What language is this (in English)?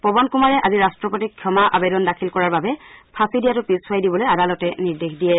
Assamese